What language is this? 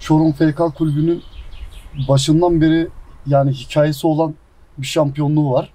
Turkish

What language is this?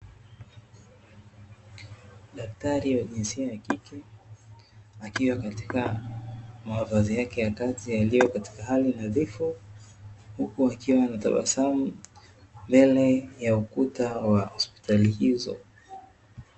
Swahili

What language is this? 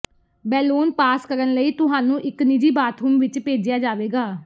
Punjabi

